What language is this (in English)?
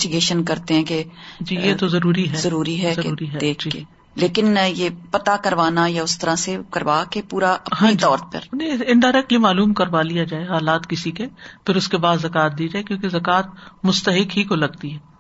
Urdu